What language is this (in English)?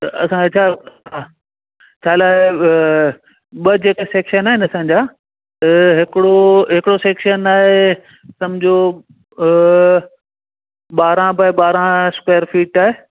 Sindhi